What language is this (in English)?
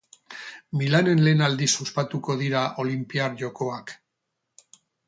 Basque